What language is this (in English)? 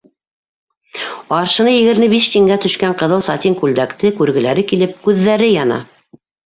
Bashkir